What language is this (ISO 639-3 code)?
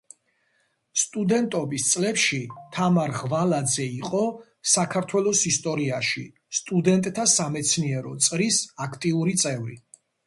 kat